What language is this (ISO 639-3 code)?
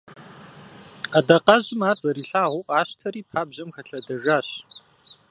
kbd